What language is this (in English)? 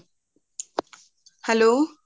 Punjabi